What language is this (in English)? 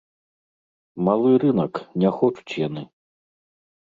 Belarusian